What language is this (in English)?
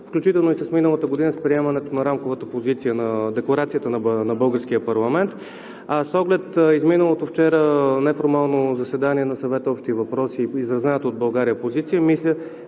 Bulgarian